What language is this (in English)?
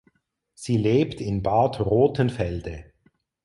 German